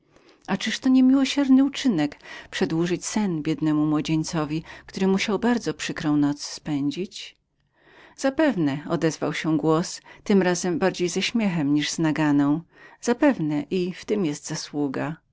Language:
Polish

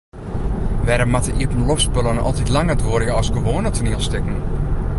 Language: Western Frisian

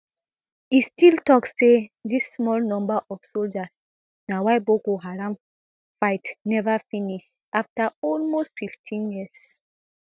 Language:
Nigerian Pidgin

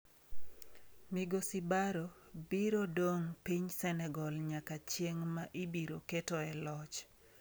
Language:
Luo (Kenya and Tanzania)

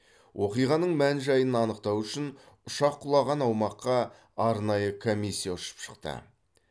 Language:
Kazakh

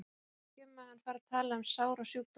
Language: Icelandic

